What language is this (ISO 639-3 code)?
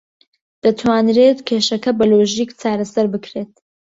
ckb